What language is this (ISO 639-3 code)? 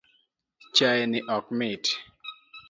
luo